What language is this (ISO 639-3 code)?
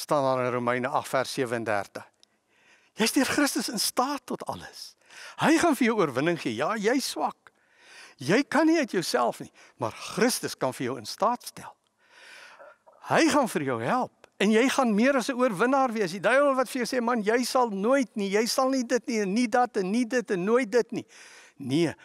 nld